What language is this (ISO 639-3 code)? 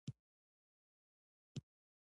pus